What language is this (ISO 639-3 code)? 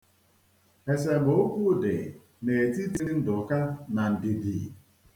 ibo